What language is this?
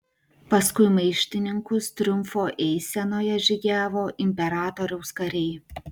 Lithuanian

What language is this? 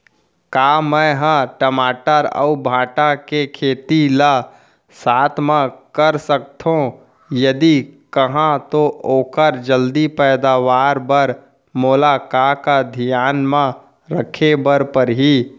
Chhattisgarhi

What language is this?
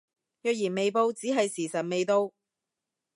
Cantonese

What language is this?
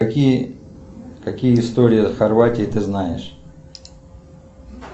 Russian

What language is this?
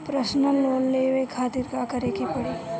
Bhojpuri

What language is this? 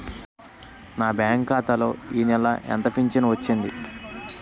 Telugu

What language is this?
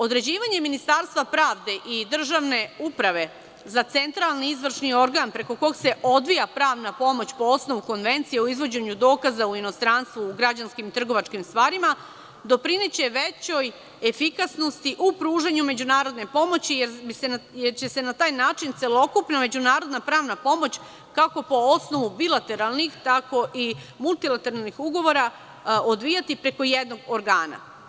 Serbian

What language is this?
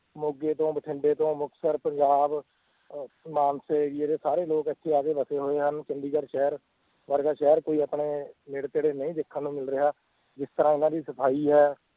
Punjabi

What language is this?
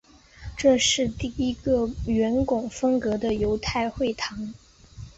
Chinese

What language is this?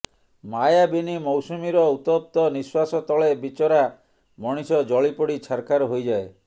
Odia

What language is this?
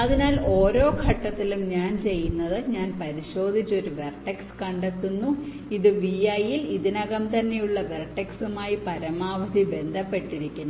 Malayalam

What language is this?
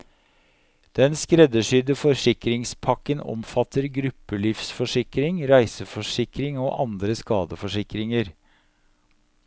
Norwegian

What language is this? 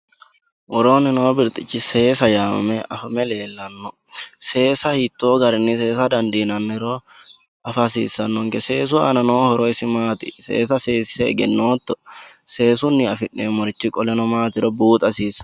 Sidamo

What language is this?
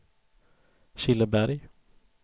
Swedish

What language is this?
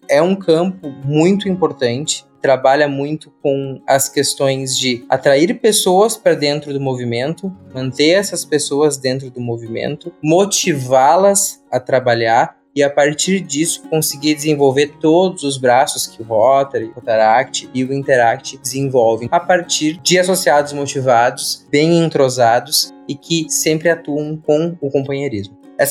Portuguese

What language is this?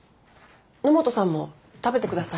Japanese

